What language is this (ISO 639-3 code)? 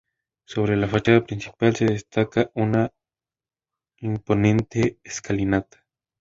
spa